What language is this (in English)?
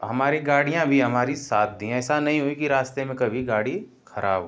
Hindi